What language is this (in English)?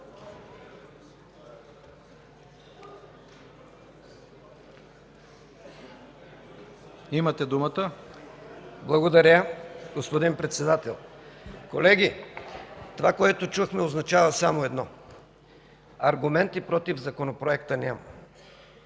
Bulgarian